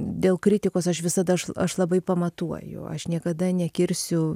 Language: Lithuanian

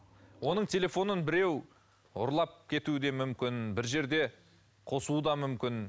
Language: Kazakh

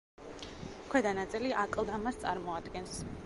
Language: Georgian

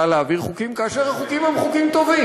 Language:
Hebrew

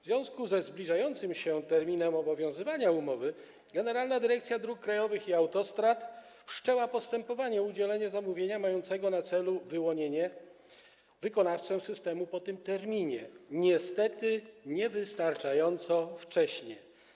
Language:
Polish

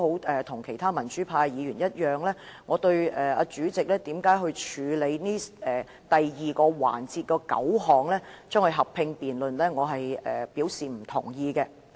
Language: Cantonese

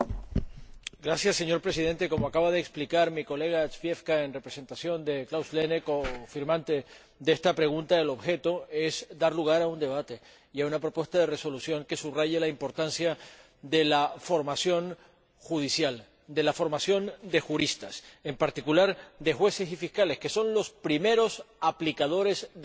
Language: Spanish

